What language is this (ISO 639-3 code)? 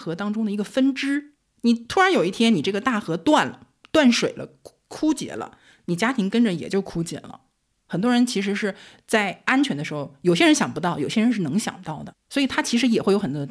zho